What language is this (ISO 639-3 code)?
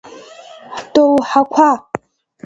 abk